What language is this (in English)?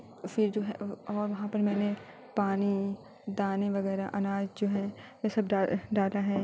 Urdu